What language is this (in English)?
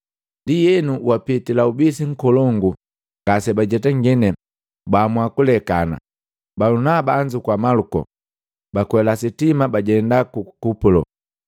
Matengo